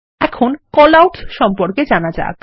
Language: Bangla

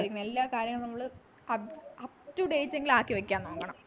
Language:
Malayalam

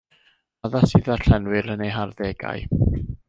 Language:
Welsh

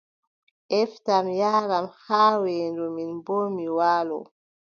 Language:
Adamawa Fulfulde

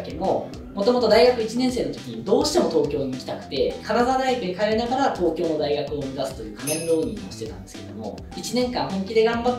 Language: Japanese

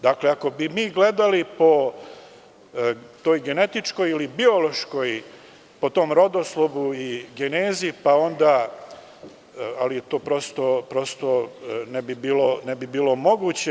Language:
Serbian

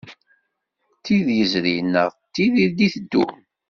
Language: Kabyle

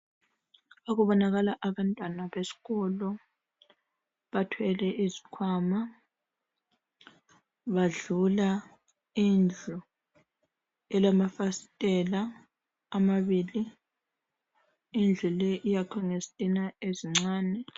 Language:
North Ndebele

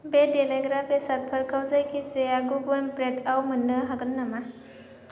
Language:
Bodo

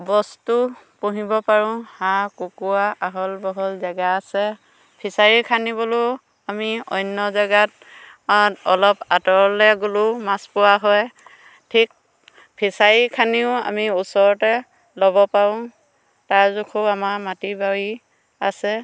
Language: Assamese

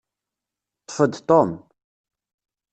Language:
Kabyle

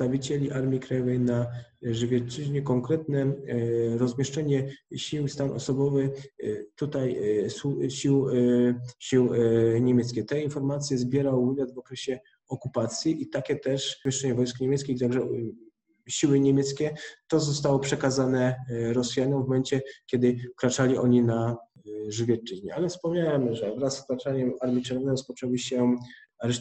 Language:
Polish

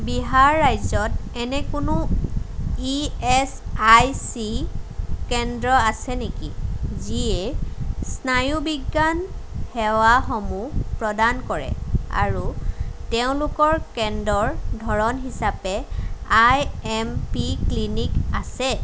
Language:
Assamese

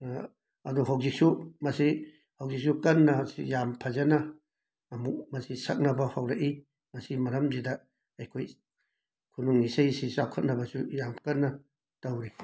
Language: Manipuri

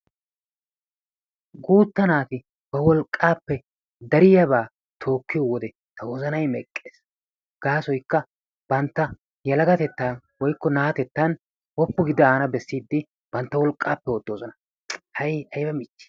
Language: Wolaytta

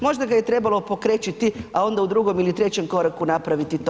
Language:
Croatian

